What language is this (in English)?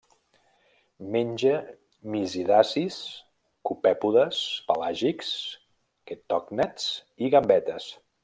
Catalan